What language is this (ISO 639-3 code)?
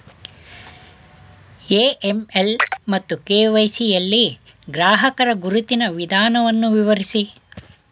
kan